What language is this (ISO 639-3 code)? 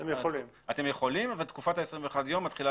heb